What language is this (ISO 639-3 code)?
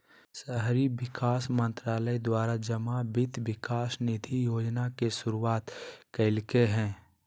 mag